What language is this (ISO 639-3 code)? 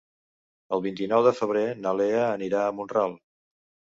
cat